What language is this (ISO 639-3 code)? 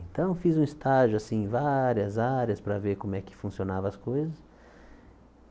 por